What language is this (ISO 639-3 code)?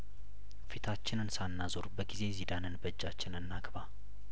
amh